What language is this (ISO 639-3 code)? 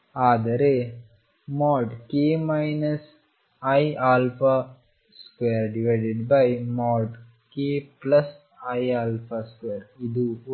kan